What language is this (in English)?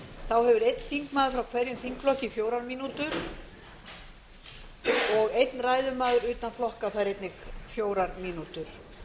Icelandic